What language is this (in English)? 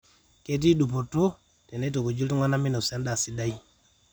Masai